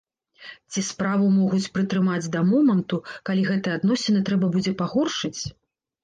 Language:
Belarusian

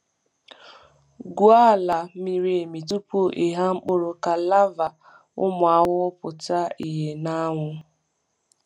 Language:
Igbo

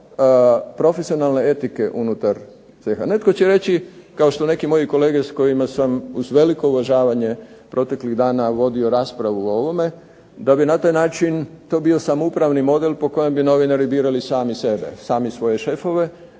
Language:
Croatian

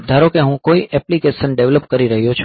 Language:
Gujarati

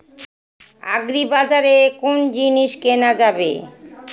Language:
Bangla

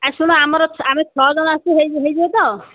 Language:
Odia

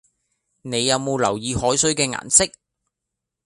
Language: Cantonese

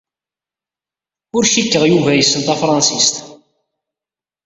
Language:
Kabyle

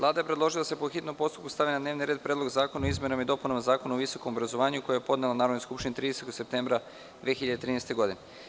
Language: Serbian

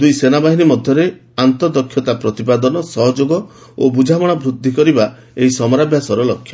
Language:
Odia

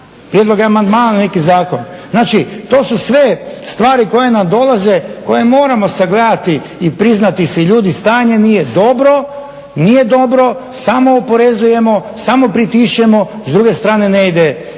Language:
Croatian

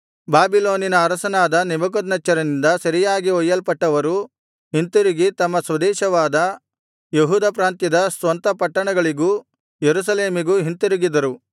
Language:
Kannada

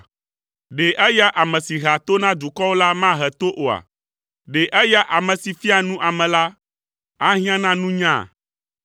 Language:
Ewe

